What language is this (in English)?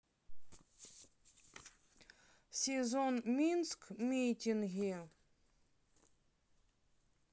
Russian